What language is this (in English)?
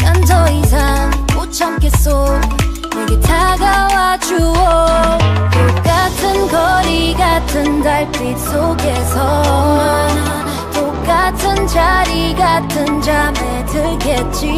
Indonesian